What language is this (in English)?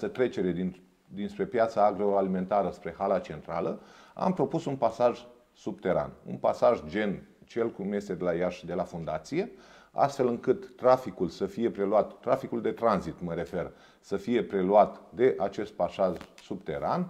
Romanian